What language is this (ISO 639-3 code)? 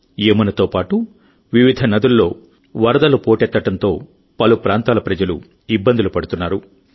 tel